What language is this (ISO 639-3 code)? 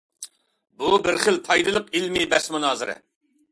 uig